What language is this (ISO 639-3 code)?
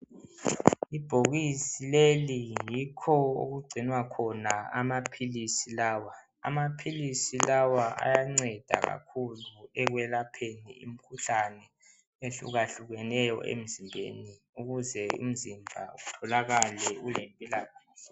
nde